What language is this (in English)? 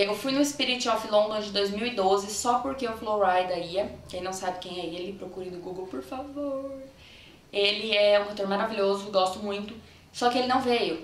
Portuguese